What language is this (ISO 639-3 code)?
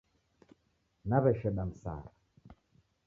dav